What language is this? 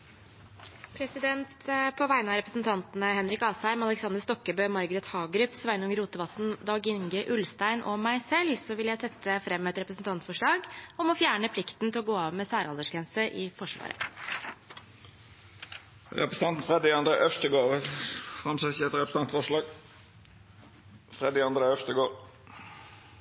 Norwegian Nynorsk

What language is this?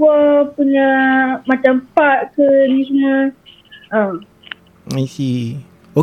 Malay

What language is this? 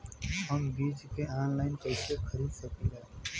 Bhojpuri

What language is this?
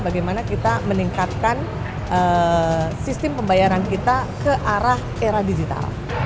Indonesian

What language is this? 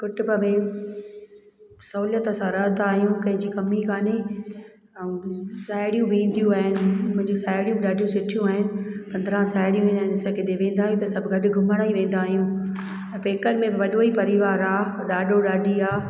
Sindhi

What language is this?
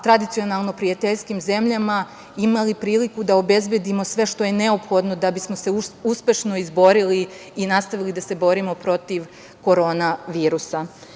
Serbian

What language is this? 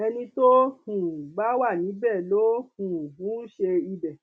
Yoruba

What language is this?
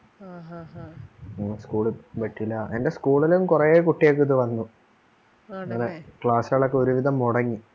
Malayalam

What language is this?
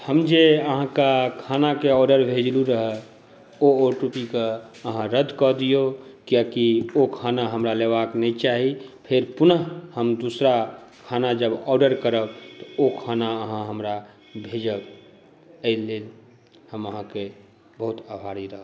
Maithili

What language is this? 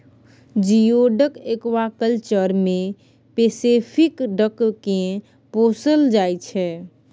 Maithili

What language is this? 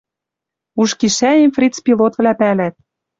Western Mari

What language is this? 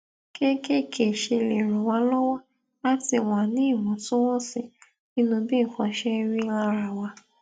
Yoruba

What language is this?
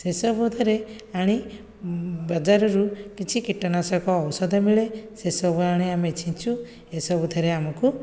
Odia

